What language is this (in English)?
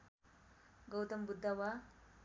Nepali